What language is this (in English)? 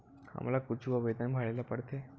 Chhattisgarhi